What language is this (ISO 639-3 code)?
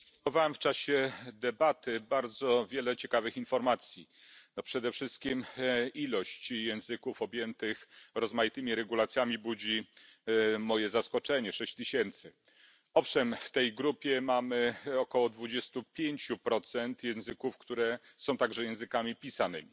pol